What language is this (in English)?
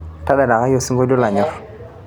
Masai